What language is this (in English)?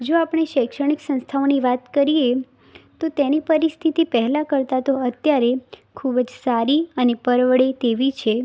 Gujarati